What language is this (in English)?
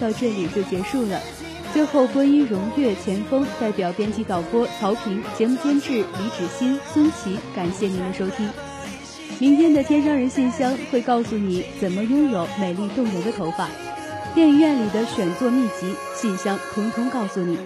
Chinese